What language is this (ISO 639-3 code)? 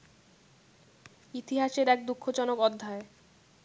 ben